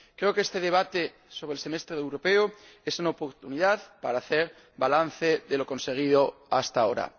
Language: Spanish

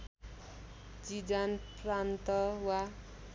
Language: Nepali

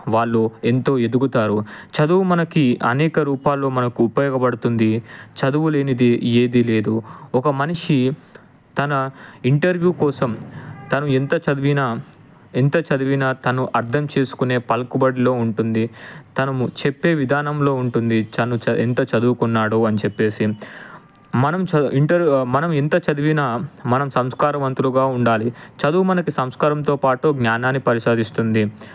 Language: Telugu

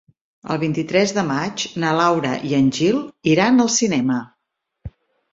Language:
Catalan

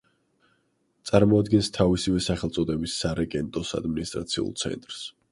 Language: Georgian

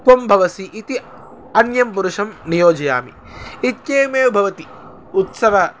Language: Sanskrit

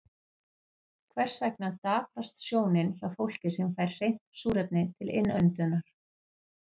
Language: Icelandic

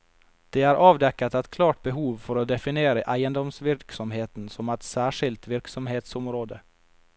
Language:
Norwegian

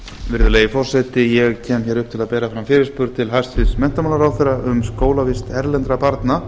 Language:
Icelandic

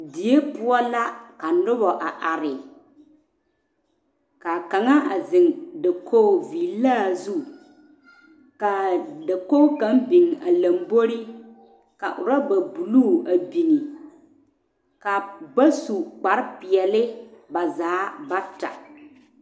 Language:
Southern Dagaare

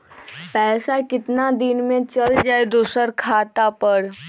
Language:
Magahi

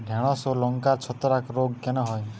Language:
Bangla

